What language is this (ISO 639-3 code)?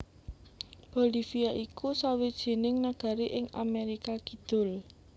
jav